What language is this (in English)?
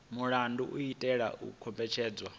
Venda